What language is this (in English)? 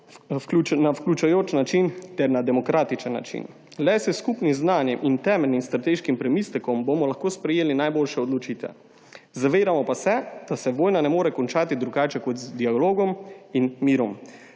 Slovenian